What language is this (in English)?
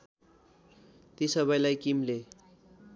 Nepali